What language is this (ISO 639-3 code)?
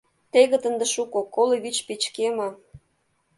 chm